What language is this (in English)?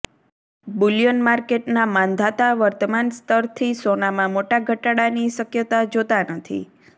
Gujarati